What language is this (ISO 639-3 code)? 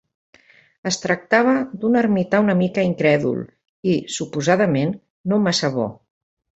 cat